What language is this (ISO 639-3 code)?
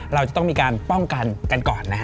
tha